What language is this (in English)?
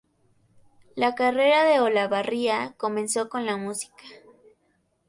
Spanish